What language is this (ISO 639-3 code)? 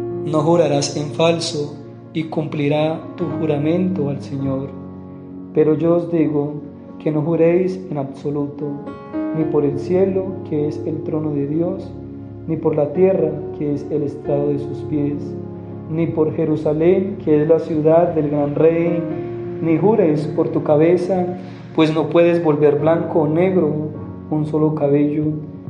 spa